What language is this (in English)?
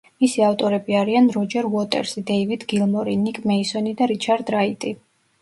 Georgian